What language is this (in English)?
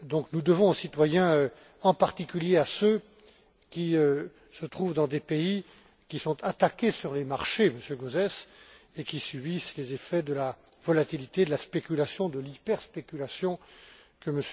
French